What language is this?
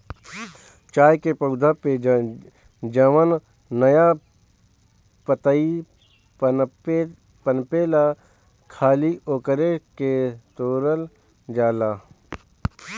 Bhojpuri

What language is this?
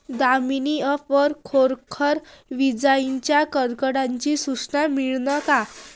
Marathi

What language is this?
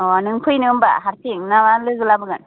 Bodo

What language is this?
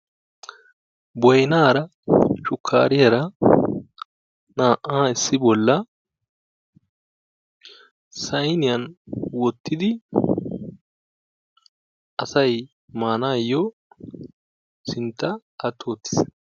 Wolaytta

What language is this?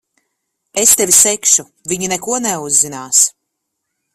Latvian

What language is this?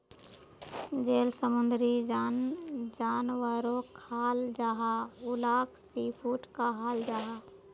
Magahi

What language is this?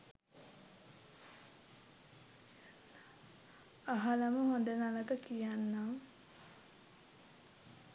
Sinhala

